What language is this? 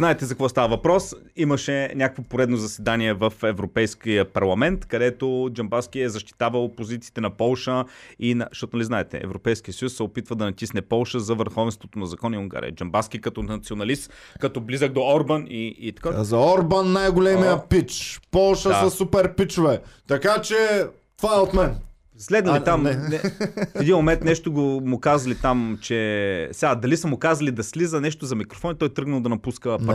Bulgarian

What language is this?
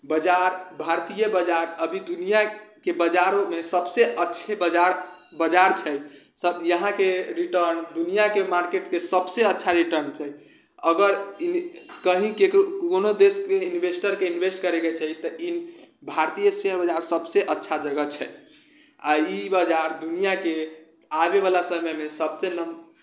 Maithili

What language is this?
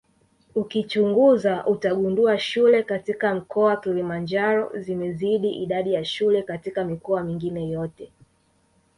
Swahili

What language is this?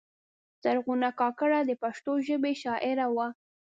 Pashto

